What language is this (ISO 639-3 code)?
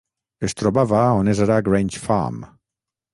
cat